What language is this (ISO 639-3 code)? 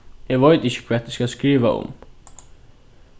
fao